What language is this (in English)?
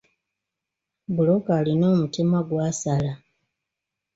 Ganda